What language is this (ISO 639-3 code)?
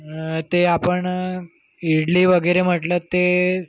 mar